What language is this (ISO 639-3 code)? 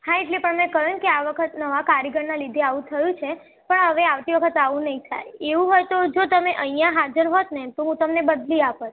guj